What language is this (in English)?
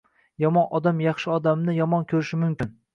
Uzbek